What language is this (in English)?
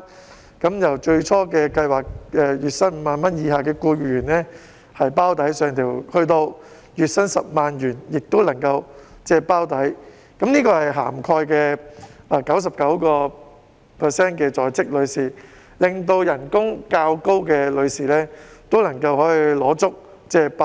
Cantonese